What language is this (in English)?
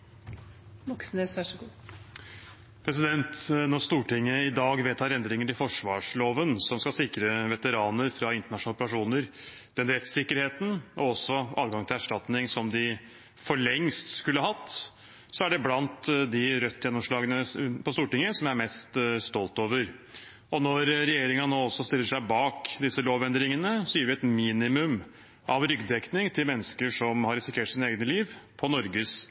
Norwegian Bokmål